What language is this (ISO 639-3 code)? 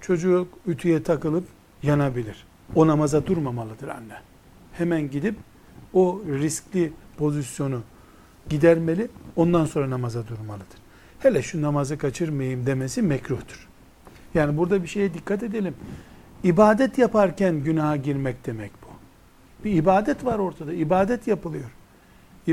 tur